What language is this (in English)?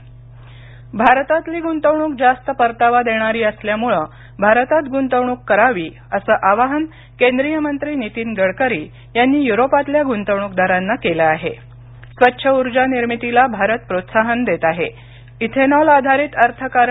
Marathi